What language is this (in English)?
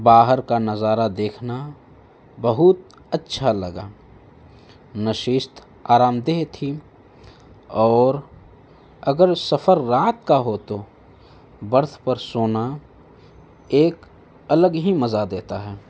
Urdu